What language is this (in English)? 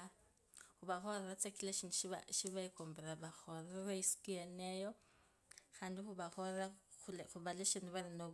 Kabras